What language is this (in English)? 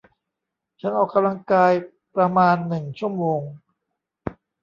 Thai